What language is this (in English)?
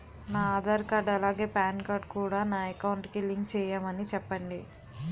Telugu